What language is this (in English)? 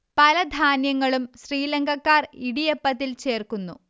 Malayalam